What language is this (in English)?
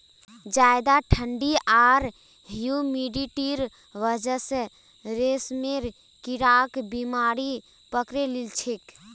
Magahi